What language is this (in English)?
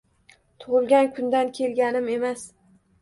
Uzbek